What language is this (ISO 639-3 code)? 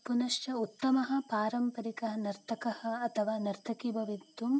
san